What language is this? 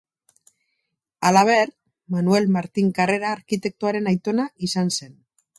Basque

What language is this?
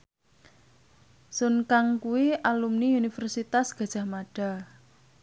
Javanese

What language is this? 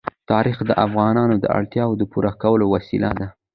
Pashto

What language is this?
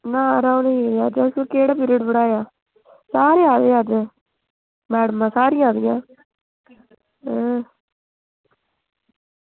Dogri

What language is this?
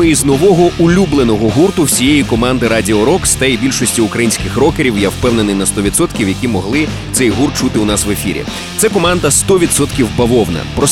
Ukrainian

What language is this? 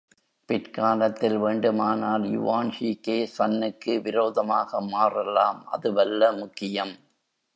Tamil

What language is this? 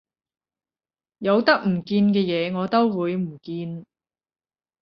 Cantonese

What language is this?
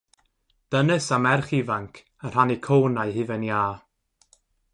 Welsh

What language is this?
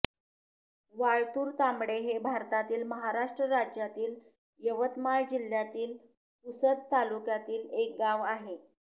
Marathi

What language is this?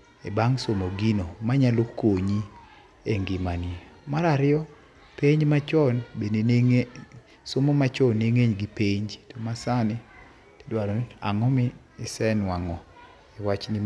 Luo (Kenya and Tanzania)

